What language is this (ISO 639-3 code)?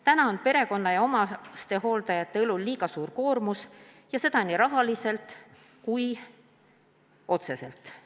est